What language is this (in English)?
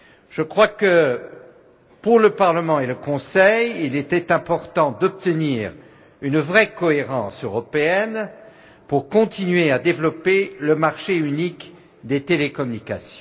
French